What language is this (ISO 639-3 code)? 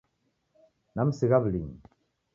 dav